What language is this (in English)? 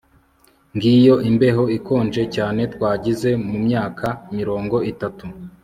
Kinyarwanda